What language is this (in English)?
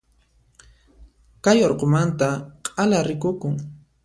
Puno Quechua